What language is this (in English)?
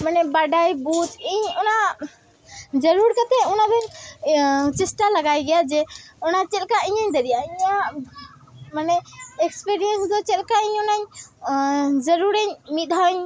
Santali